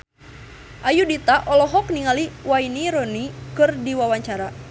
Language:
Sundanese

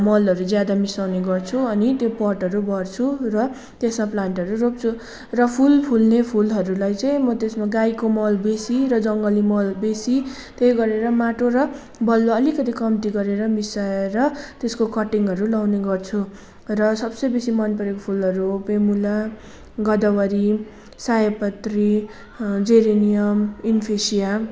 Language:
Nepali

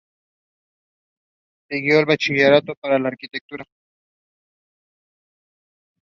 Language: Spanish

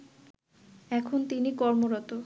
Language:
Bangla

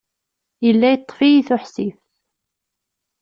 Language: Kabyle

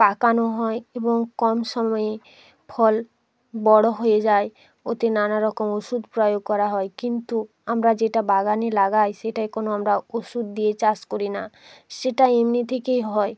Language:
Bangla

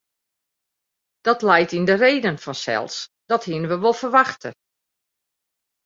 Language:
Western Frisian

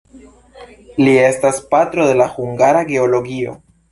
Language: Esperanto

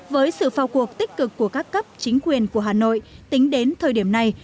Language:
Vietnamese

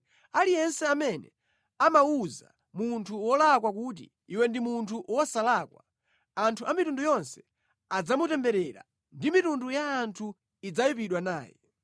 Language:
Nyanja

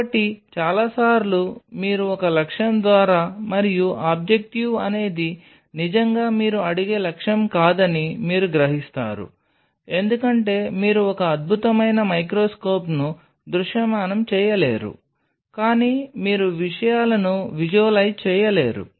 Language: Telugu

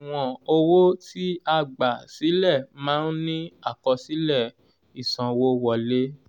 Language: Yoruba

